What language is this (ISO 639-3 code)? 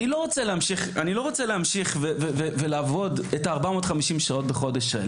heb